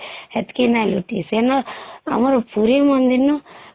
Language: Odia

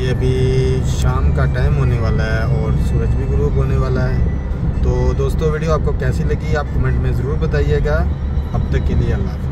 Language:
Hindi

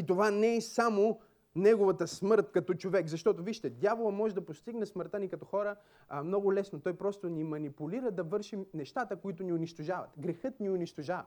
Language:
Bulgarian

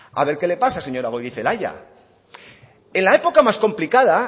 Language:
Spanish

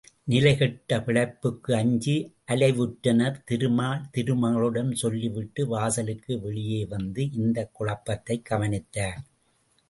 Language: Tamil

